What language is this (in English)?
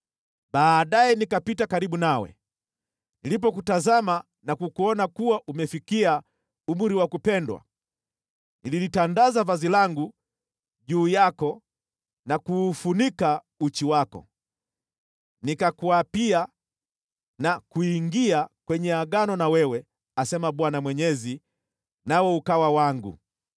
Swahili